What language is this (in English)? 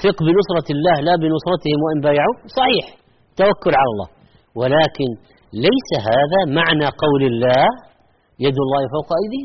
Arabic